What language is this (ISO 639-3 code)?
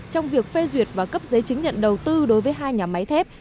vie